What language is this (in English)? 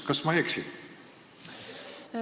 Estonian